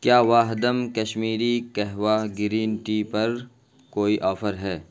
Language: Urdu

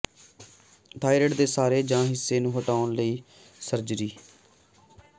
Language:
Punjabi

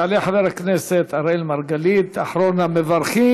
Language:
Hebrew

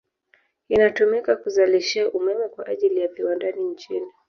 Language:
Swahili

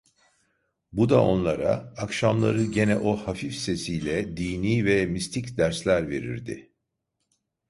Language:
Turkish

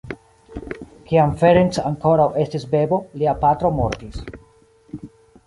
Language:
Esperanto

